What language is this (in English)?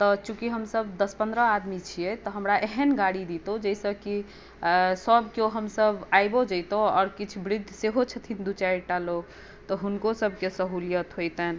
Maithili